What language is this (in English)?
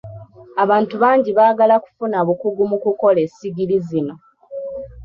Ganda